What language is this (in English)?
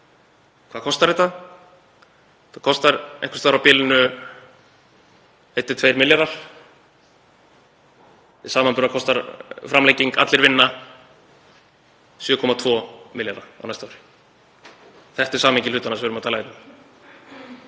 Icelandic